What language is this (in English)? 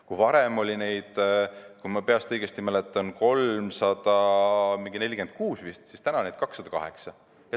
Estonian